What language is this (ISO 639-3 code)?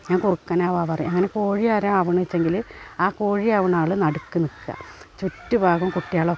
mal